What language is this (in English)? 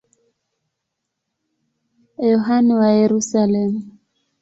Swahili